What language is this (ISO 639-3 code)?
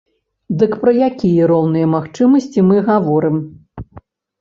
bel